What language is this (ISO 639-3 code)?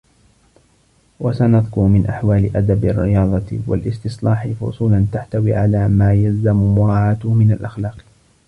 ara